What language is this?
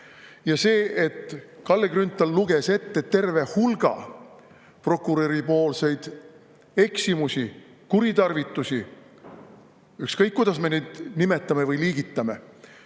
Estonian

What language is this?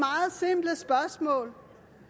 Danish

